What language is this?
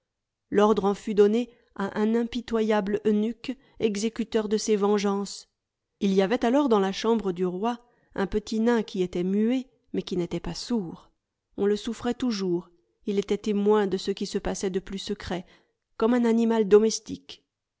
French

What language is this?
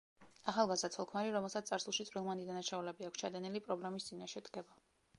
Georgian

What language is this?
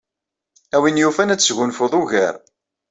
Kabyle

